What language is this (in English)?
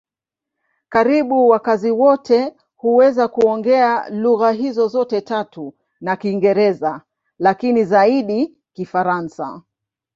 Swahili